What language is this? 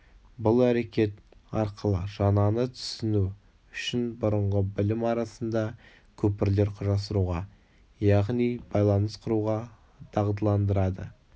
Kazakh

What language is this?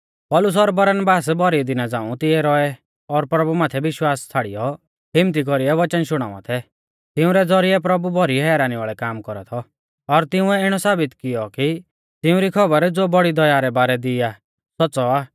Mahasu Pahari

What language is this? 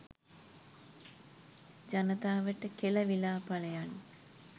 Sinhala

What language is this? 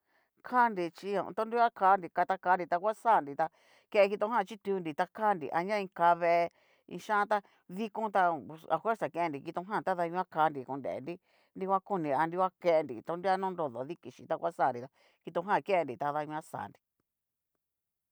Cacaloxtepec Mixtec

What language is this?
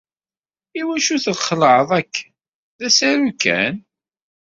Kabyle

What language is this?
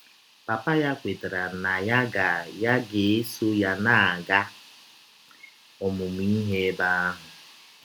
Igbo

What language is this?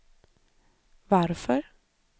Swedish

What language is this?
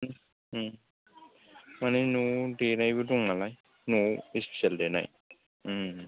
Bodo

